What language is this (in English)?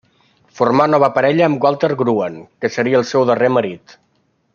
Catalan